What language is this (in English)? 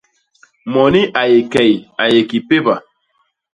Basaa